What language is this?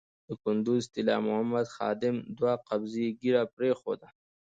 Pashto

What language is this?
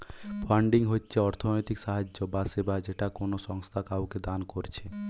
Bangla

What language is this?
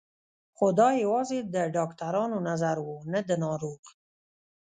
Pashto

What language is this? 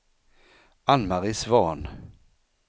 Swedish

